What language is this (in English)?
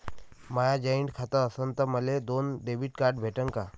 Marathi